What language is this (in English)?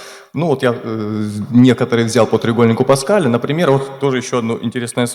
Russian